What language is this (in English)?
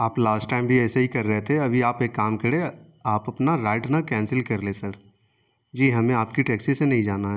Urdu